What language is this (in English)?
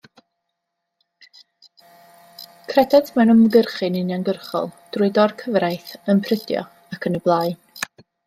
Welsh